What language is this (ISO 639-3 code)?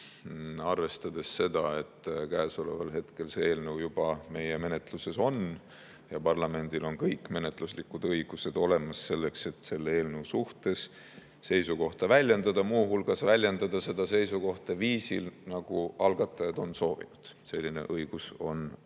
est